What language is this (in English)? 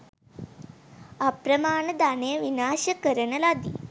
Sinhala